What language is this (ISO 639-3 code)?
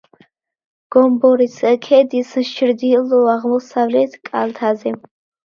kat